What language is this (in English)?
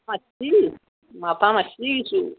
Assamese